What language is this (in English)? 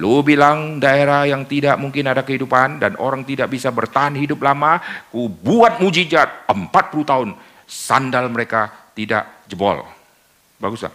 Indonesian